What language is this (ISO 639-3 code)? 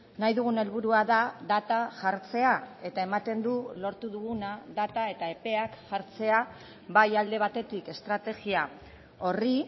eus